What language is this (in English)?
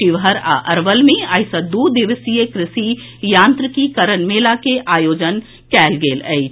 Maithili